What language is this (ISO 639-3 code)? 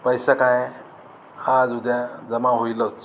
mar